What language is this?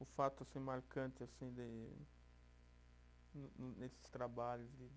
Portuguese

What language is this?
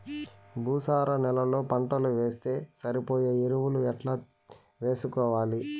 Telugu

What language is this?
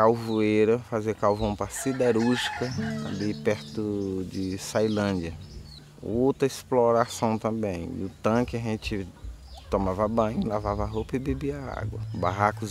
Portuguese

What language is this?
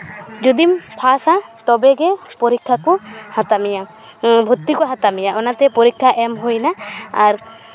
Santali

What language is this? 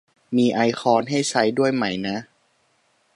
Thai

